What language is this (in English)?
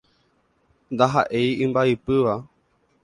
Guarani